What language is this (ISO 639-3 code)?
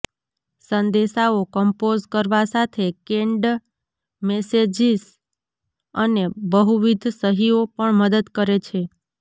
guj